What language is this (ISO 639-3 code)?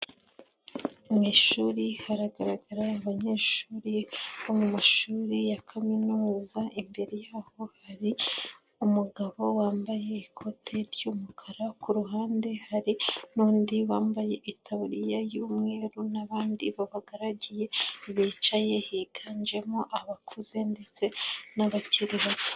kin